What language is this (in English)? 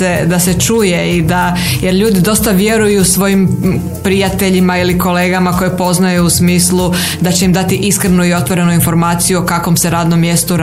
Croatian